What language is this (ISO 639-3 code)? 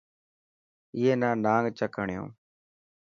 mki